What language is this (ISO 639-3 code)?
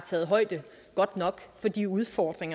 dan